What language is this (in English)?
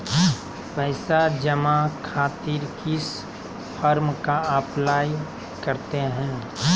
Magahi